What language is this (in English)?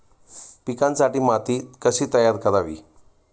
Marathi